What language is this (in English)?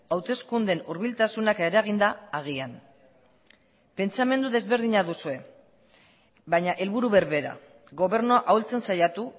Basque